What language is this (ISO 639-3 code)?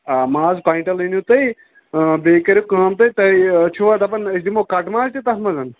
kas